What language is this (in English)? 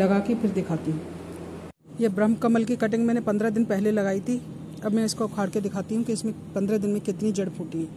Hindi